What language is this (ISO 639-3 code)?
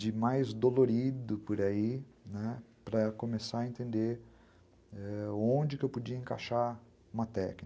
por